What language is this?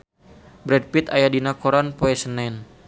Sundanese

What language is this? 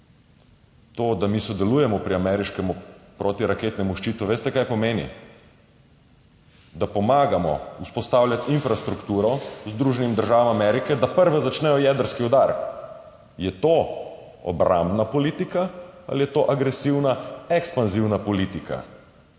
Slovenian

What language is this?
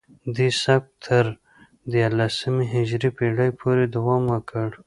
Pashto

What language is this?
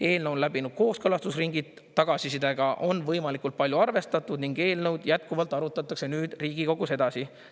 Estonian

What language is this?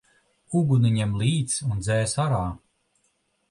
Latvian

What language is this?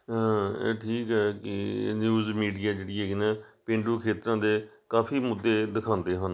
Punjabi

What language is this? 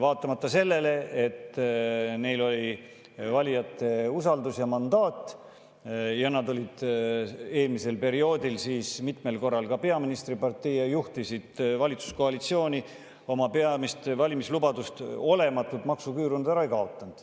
Estonian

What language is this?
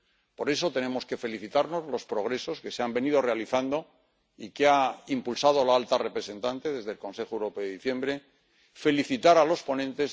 Spanish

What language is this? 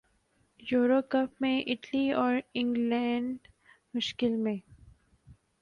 Urdu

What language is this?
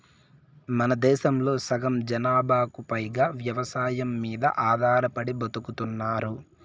Telugu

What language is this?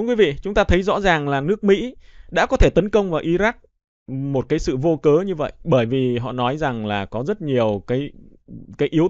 Vietnamese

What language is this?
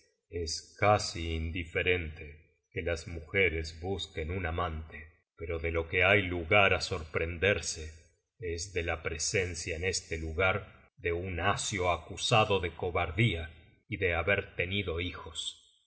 Spanish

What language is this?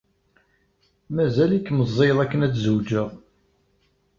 Kabyle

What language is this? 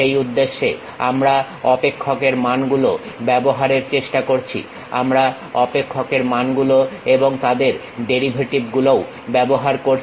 Bangla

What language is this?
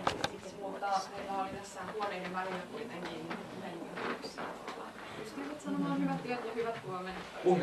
Finnish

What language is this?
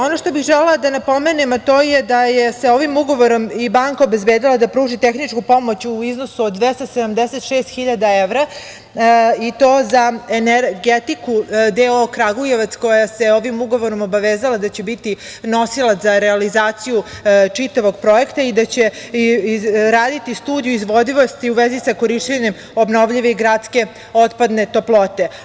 Serbian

